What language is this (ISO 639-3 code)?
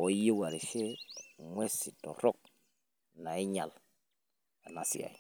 mas